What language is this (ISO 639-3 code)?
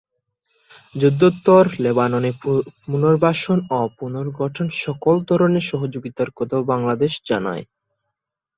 ben